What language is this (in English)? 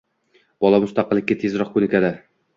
Uzbek